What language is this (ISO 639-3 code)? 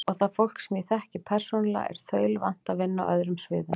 isl